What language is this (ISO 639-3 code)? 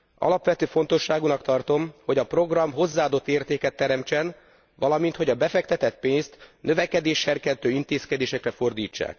hun